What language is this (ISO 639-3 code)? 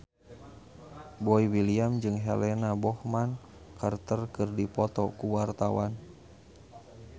sun